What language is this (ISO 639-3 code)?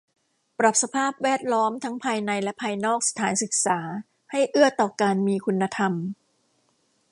tha